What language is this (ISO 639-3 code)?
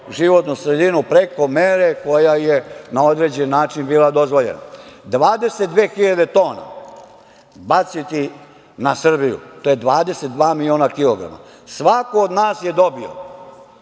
srp